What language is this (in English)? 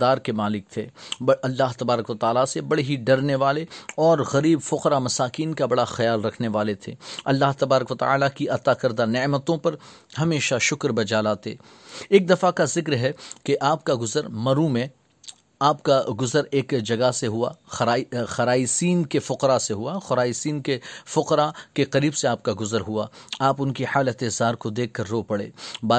Urdu